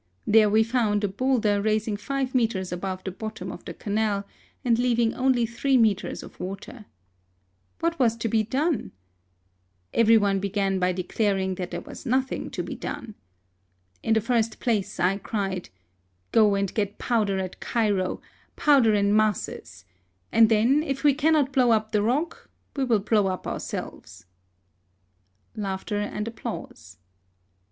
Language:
English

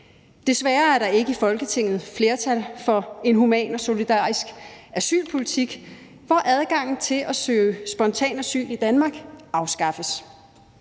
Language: Danish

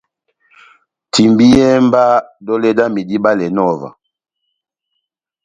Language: Batanga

